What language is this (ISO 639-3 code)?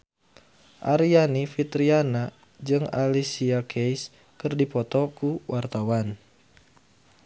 sun